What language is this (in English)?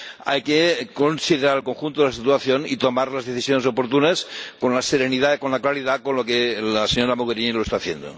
Spanish